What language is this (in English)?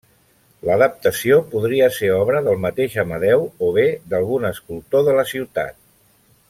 Catalan